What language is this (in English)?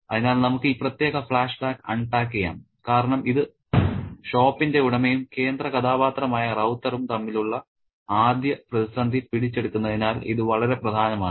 Malayalam